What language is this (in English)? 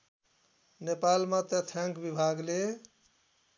Nepali